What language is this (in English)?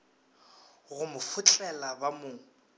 Northern Sotho